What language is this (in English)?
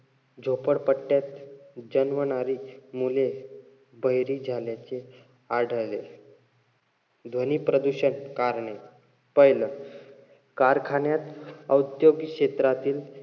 Marathi